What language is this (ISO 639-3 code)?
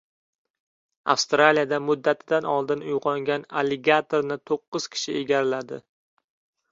uzb